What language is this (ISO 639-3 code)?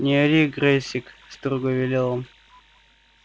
rus